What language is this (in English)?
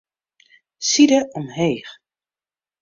Western Frisian